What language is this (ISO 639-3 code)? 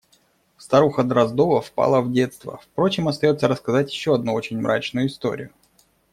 rus